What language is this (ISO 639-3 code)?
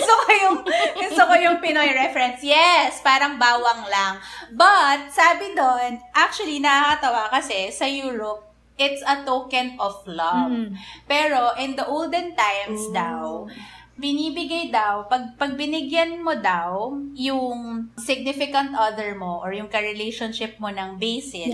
fil